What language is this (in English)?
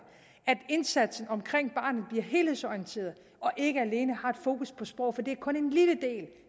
Danish